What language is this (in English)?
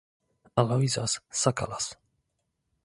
Polish